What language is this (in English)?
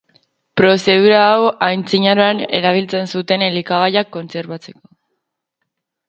Basque